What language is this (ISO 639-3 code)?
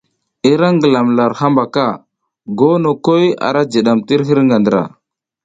giz